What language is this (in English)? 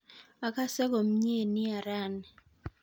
Kalenjin